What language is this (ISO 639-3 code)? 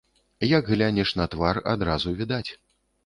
bel